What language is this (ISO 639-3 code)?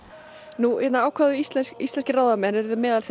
isl